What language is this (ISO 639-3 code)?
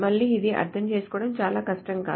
tel